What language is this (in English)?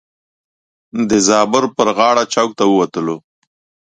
Pashto